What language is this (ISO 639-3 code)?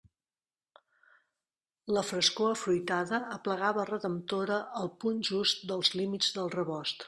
cat